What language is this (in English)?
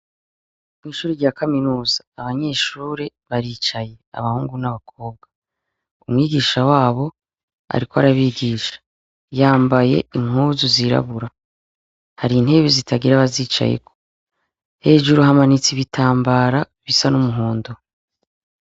Rundi